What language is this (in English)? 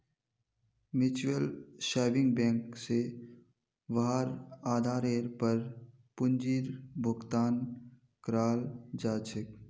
Magahi